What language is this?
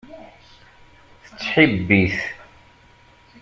Kabyle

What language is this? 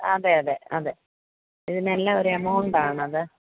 Malayalam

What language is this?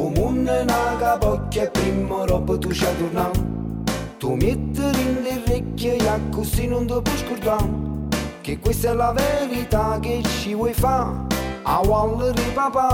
Romanian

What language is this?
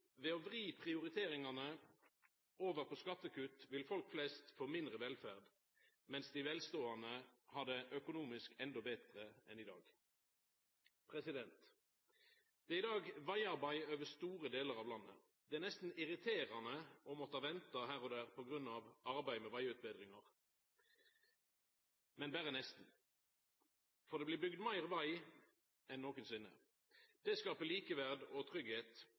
Norwegian Nynorsk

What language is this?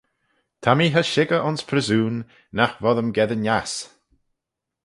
Manx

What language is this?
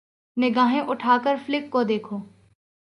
Urdu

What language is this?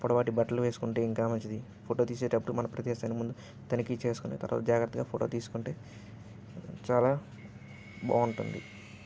Telugu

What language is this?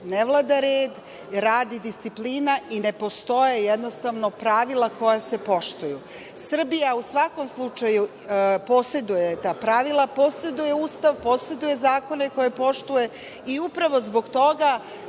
Serbian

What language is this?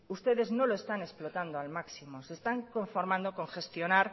Spanish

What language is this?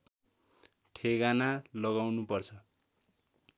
Nepali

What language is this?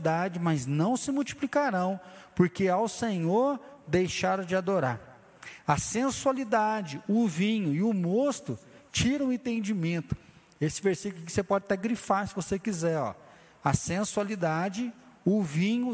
Portuguese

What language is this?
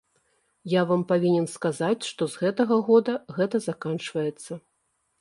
Belarusian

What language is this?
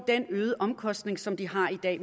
Danish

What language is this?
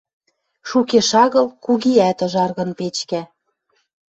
Western Mari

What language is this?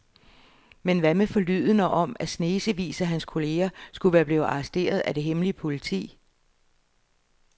Danish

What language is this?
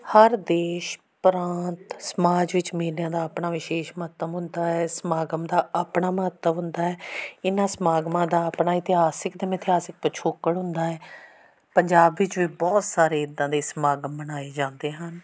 Punjabi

